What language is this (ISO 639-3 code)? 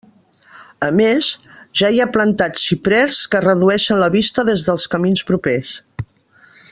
cat